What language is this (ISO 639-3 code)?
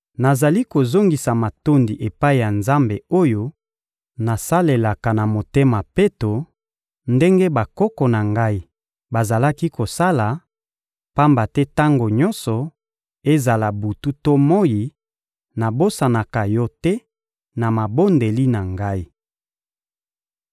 lin